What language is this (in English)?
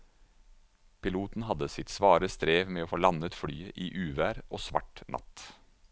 Norwegian